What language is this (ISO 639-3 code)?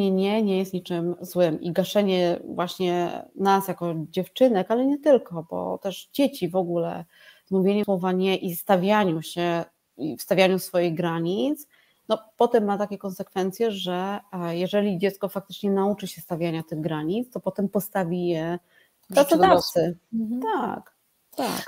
pol